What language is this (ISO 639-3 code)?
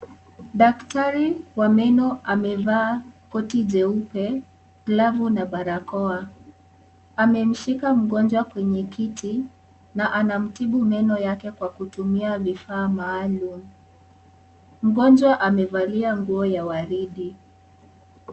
swa